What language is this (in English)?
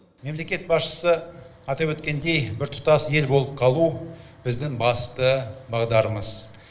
Kazakh